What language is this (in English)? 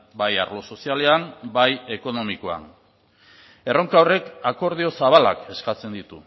Basque